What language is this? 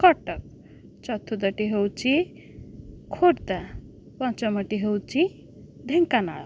Odia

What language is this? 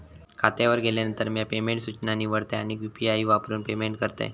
Marathi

